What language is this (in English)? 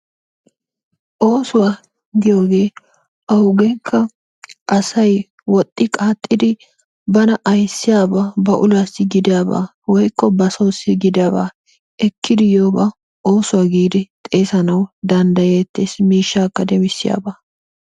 Wolaytta